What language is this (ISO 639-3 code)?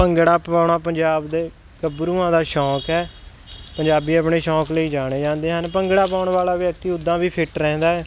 pan